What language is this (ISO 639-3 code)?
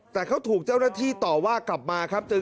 tha